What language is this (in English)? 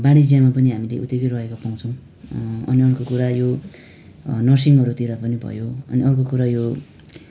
Nepali